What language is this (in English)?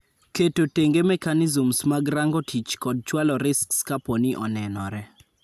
Luo (Kenya and Tanzania)